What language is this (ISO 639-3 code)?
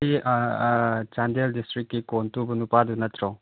mni